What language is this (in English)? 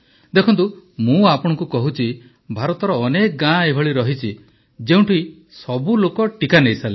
Odia